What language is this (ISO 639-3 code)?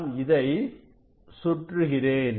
tam